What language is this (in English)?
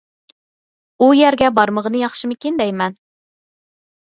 Uyghur